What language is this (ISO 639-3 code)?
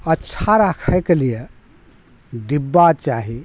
mai